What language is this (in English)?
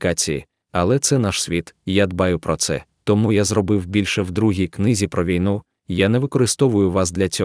Ukrainian